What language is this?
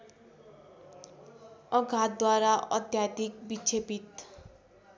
Nepali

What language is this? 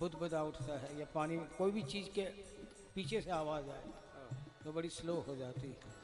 Hindi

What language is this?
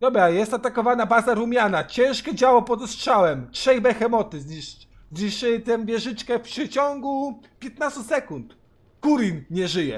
Polish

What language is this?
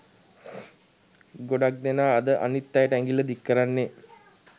Sinhala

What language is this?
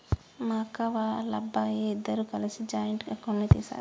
Telugu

